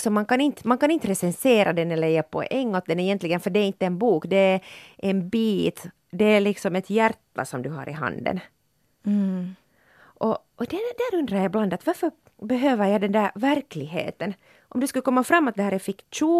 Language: Swedish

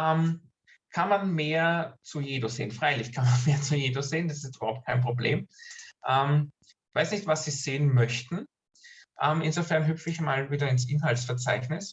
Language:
German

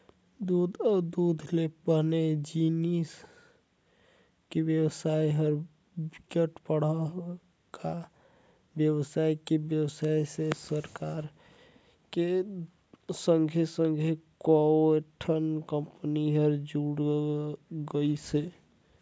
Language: Chhattisgarhi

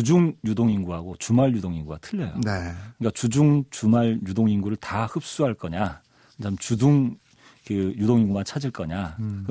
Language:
Korean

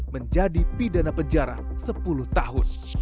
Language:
Indonesian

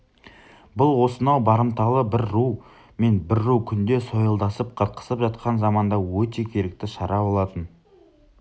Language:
Kazakh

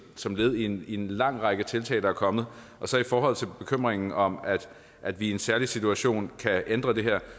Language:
Danish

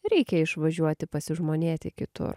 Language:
Lithuanian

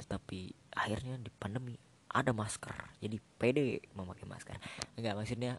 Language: Indonesian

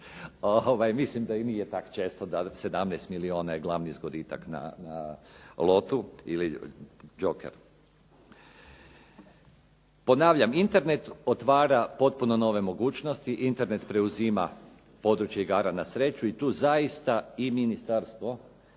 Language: Croatian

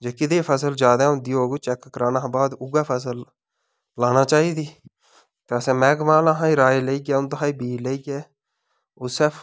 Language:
Dogri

